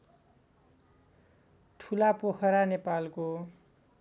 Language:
Nepali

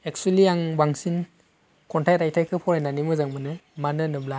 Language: Bodo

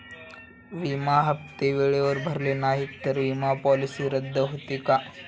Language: Marathi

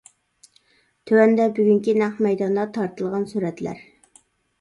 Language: Uyghur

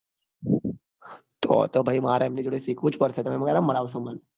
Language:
Gujarati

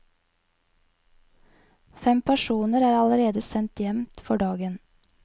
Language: Norwegian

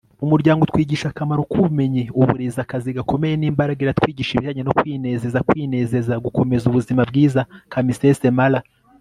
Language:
Kinyarwanda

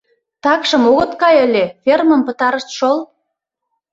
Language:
Mari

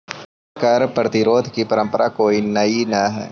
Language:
Magahi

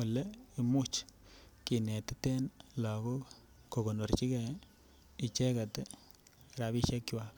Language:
Kalenjin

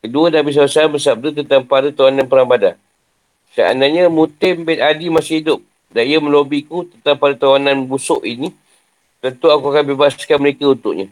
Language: Malay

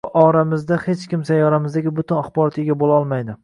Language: Uzbek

